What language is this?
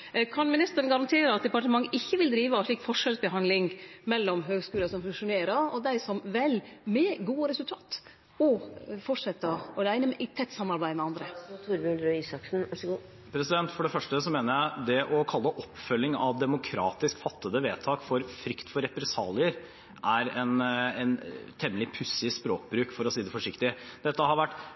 Norwegian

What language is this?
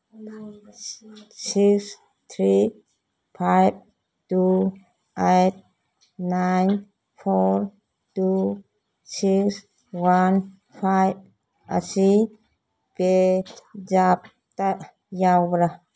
Manipuri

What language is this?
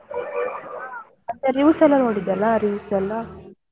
Kannada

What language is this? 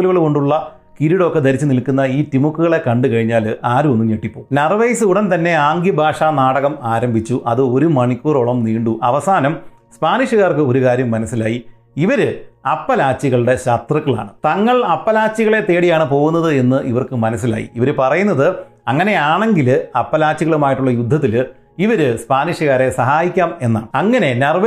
Malayalam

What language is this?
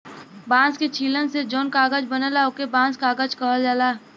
Bhojpuri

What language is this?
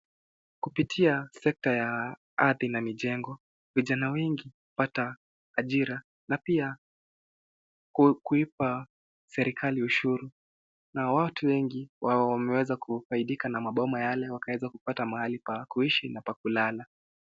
Swahili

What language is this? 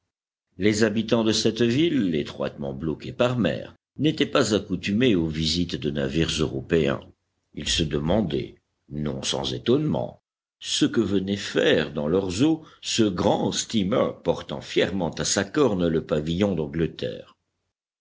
French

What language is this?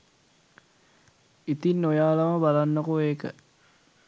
Sinhala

